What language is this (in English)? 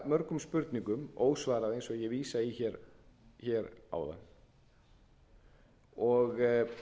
Icelandic